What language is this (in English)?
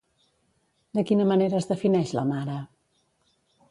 Catalan